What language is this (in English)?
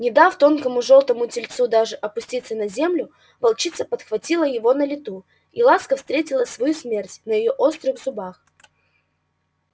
Russian